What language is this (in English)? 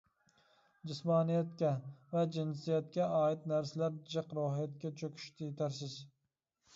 Uyghur